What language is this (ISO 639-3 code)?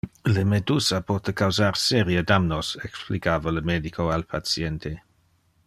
ina